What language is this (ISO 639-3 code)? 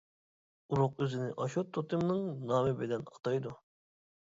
uig